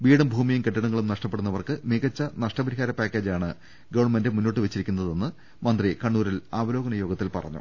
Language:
Malayalam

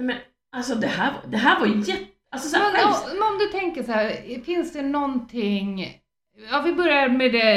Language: Swedish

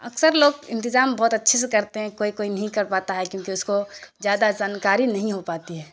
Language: Urdu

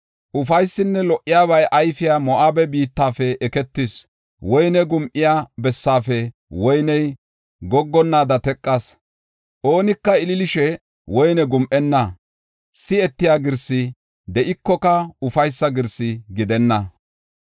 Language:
Gofa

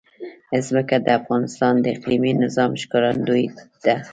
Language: Pashto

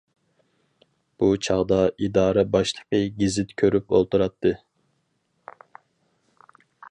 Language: Uyghur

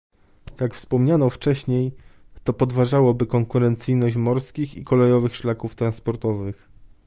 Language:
Polish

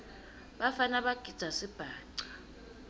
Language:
Swati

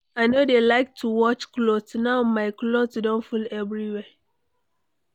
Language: Nigerian Pidgin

